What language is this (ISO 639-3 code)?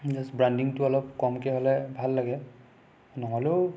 asm